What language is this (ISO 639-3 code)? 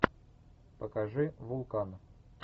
rus